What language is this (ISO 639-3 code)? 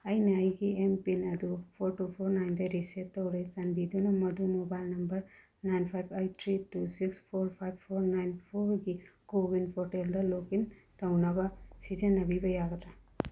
mni